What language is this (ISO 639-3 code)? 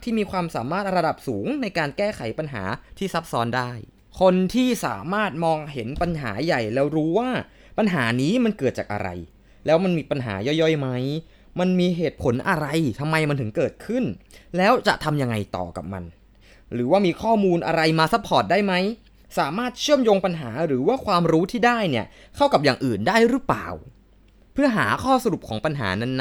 tha